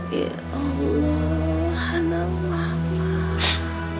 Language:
Indonesian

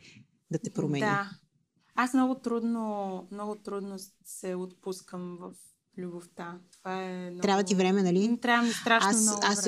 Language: Bulgarian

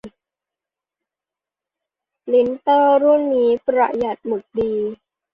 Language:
Thai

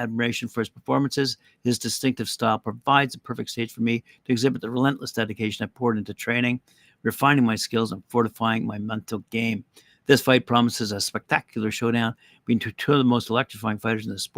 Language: English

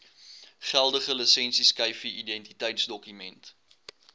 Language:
Afrikaans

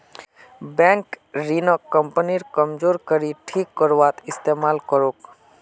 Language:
Magahi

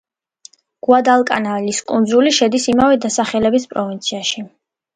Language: Georgian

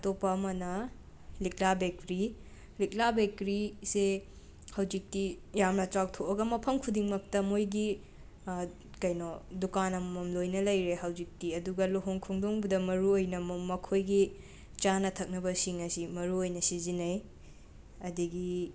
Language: Manipuri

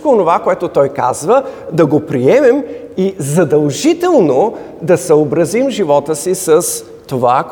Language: Bulgarian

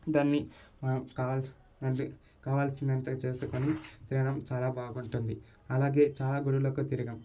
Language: Telugu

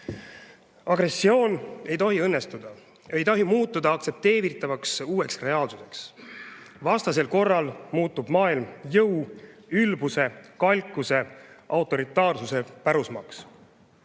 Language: Estonian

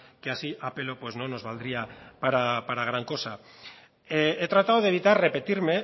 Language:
Spanish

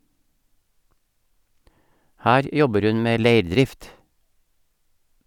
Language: Norwegian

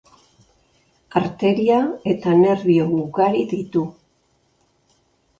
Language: Basque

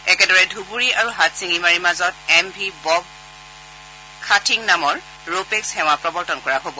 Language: Assamese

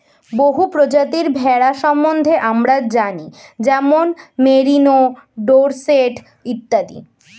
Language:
Bangla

